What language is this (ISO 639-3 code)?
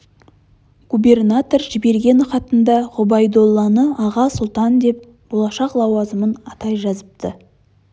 kaz